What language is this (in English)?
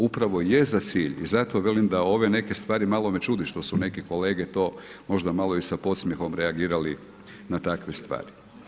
Croatian